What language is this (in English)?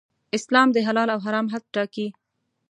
Pashto